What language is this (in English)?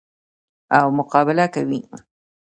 Pashto